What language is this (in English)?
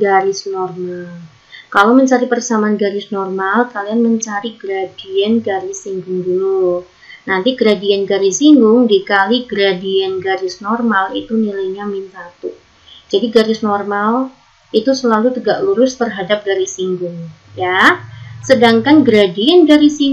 Indonesian